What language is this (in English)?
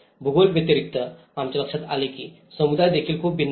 Marathi